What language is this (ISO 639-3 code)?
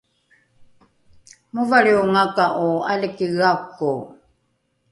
dru